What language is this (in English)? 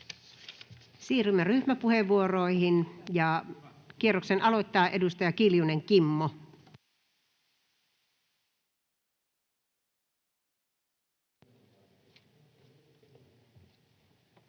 Finnish